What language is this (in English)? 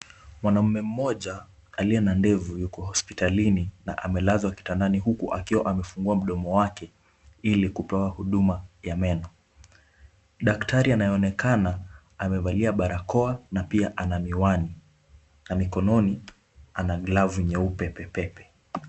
Swahili